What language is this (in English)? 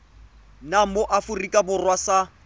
Tswana